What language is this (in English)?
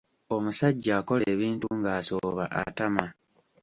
Ganda